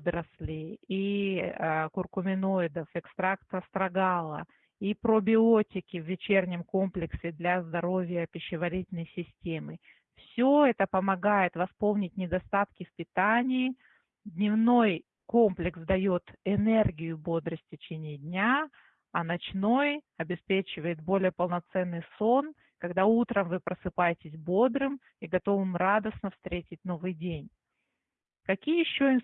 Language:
Russian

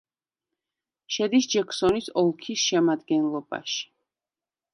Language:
Georgian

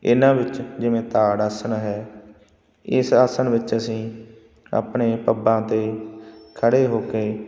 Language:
Punjabi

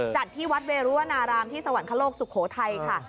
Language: Thai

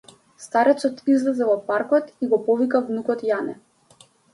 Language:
Macedonian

